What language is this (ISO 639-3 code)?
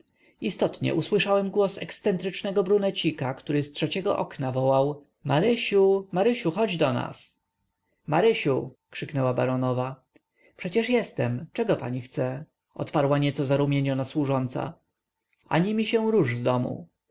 pol